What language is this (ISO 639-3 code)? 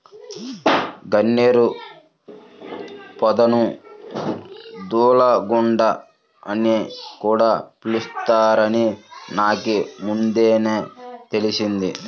tel